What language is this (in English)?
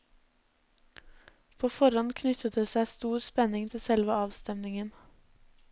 Norwegian